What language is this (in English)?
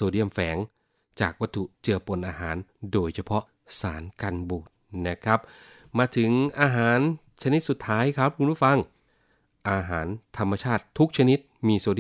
Thai